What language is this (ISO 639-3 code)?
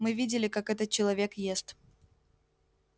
rus